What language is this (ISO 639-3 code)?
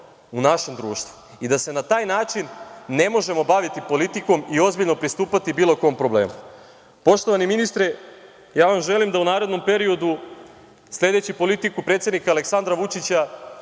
srp